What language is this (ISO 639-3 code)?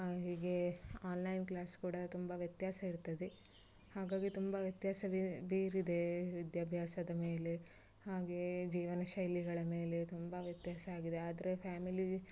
kan